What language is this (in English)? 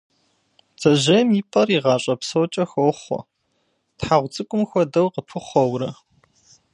Kabardian